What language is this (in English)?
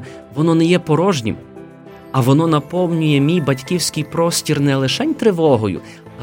Ukrainian